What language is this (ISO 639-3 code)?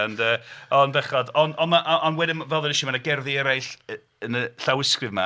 cym